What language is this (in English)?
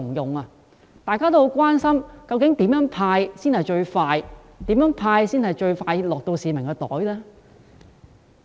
Cantonese